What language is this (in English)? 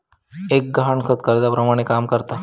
Marathi